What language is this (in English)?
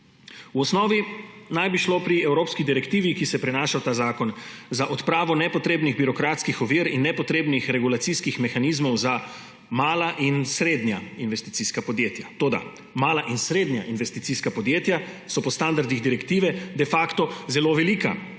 Slovenian